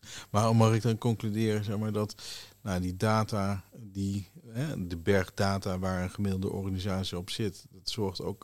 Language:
Dutch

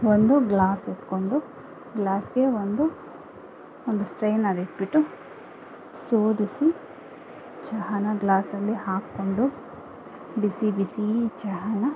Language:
Kannada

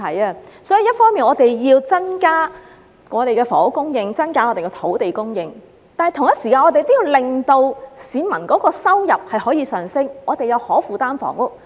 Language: Cantonese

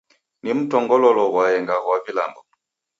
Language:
Taita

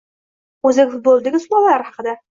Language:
Uzbek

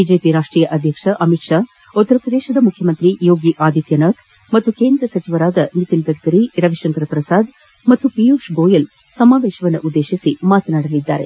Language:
Kannada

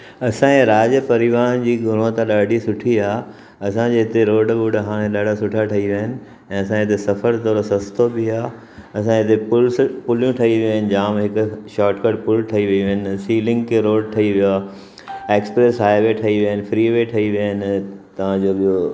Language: Sindhi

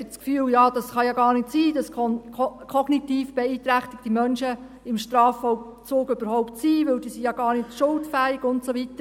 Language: Swiss German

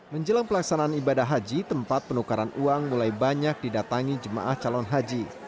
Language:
Indonesian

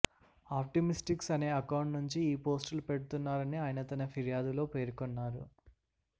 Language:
Telugu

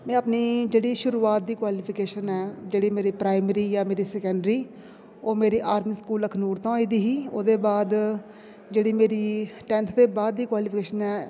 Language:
Dogri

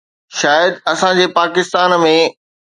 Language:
Sindhi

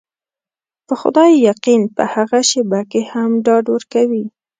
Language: Pashto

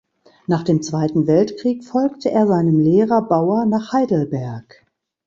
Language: German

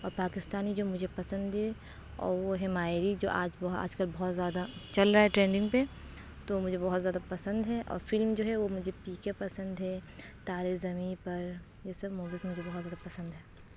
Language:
Urdu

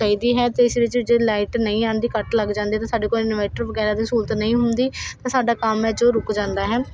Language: Punjabi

